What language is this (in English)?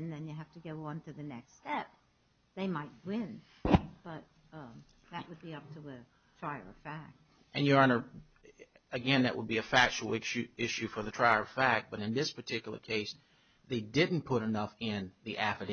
English